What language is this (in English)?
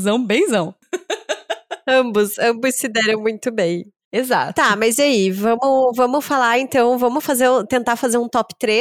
Portuguese